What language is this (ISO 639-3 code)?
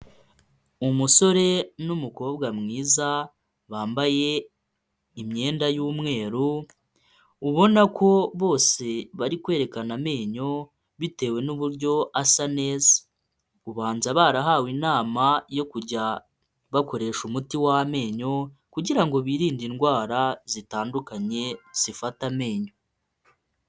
kin